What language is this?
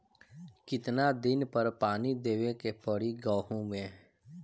Bhojpuri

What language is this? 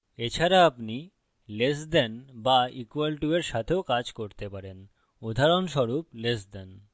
Bangla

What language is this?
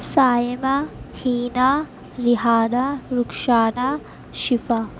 Urdu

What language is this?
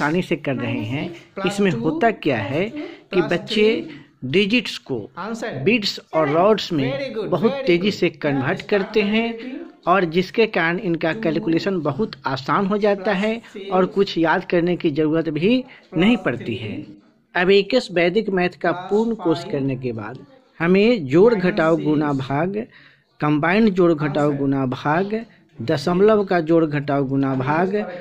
Hindi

